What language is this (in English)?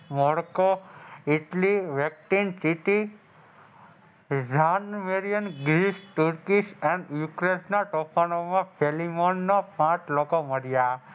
Gujarati